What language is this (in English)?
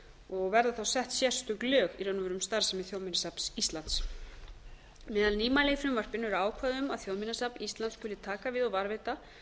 Icelandic